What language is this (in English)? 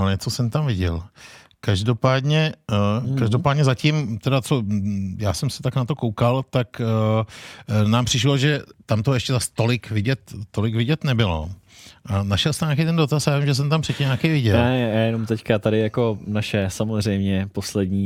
Czech